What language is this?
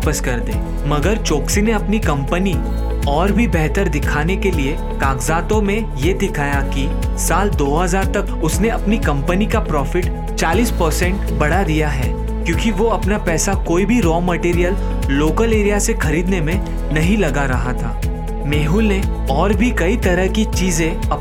Hindi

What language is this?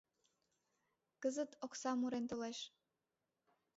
Mari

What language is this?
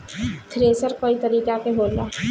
Bhojpuri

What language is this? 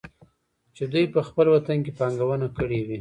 Pashto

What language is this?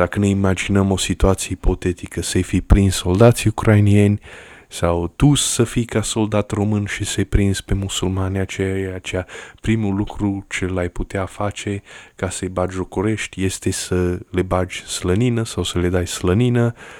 Romanian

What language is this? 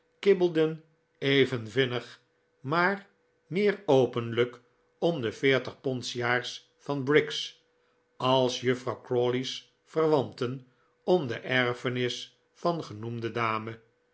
Dutch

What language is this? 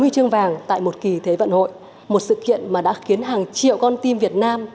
Vietnamese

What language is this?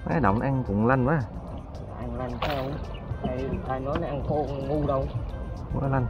Vietnamese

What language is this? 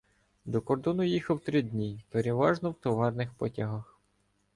Ukrainian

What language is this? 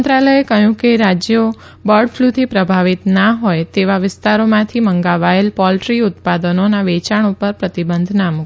Gujarati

